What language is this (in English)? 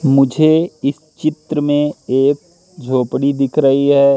Hindi